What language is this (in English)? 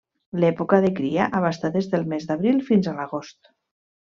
Catalan